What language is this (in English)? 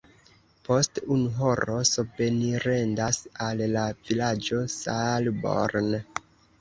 Esperanto